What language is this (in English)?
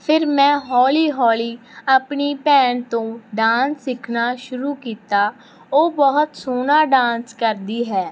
Punjabi